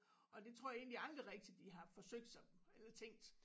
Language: Danish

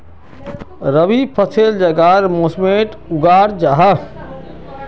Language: Magahi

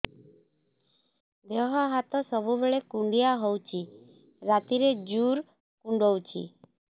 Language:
Odia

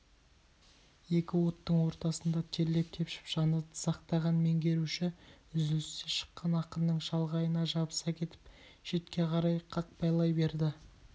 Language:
Kazakh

